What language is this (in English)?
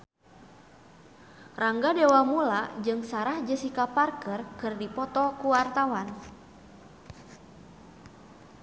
Sundanese